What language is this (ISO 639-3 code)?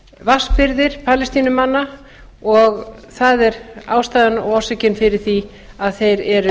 isl